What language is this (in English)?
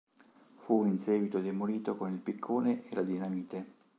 Italian